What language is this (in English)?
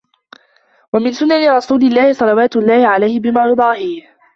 Arabic